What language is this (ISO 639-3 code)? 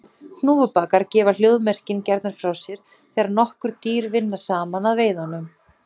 isl